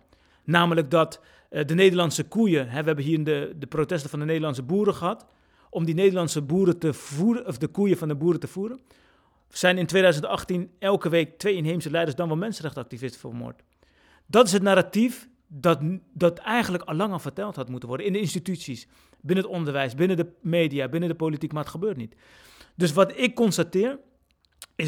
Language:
Dutch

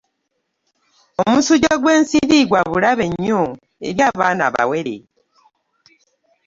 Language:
Ganda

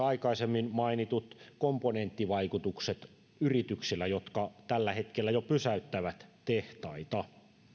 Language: Finnish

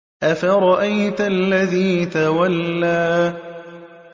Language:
Arabic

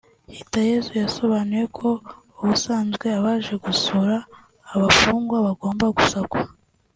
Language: Kinyarwanda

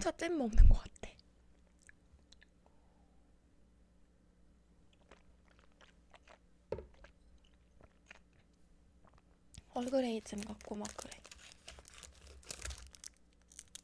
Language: Korean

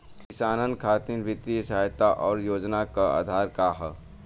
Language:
Bhojpuri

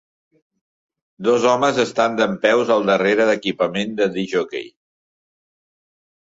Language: Catalan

